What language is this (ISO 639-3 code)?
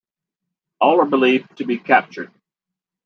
eng